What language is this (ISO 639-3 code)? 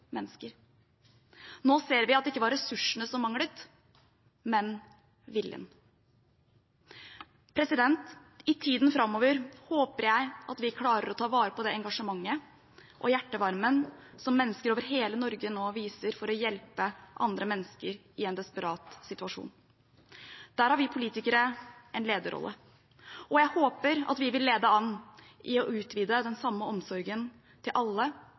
nob